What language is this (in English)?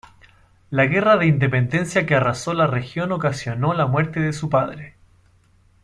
Spanish